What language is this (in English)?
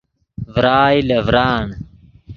Yidgha